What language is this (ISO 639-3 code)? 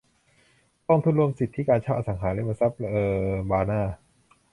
tha